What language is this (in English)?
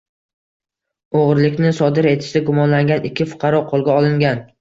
Uzbek